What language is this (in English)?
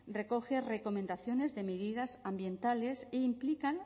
Spanish